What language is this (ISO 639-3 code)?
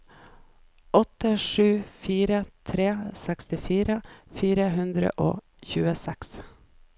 nor